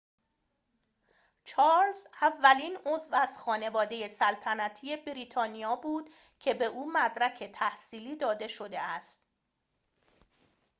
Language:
Persian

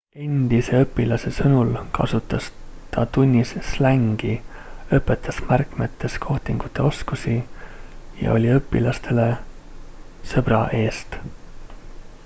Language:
Estonian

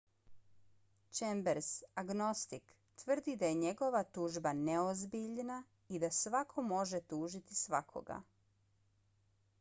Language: Bosnian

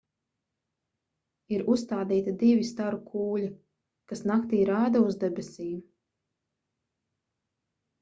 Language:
Latvian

